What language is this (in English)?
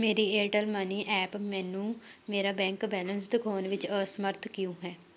Punjabi